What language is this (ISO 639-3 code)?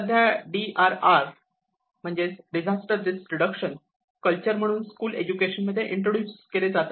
mar